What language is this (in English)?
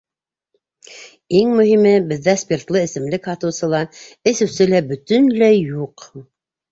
Bashkir